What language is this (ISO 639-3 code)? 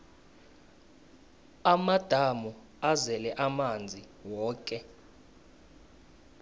nbl